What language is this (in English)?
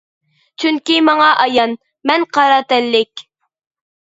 Uyghur